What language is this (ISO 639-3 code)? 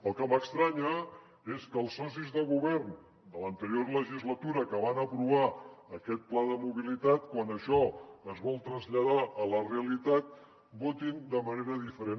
cat